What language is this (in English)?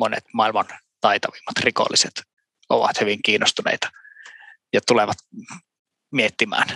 Finnish